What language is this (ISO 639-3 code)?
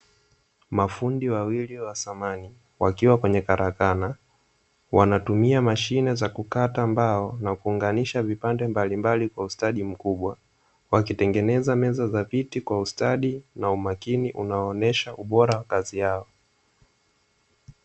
swa